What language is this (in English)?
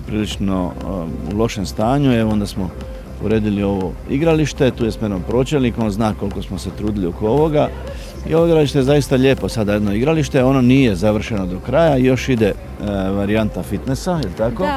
Croatian